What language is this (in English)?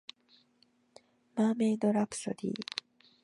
Japanese